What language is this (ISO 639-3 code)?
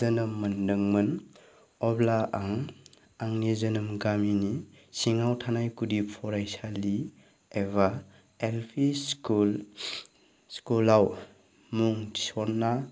brx